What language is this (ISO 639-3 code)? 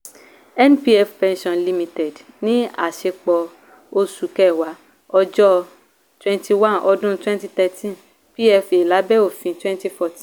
yor